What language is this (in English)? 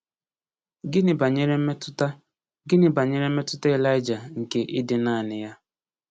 Igbo